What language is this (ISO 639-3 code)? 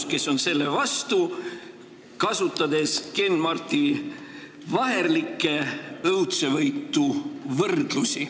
est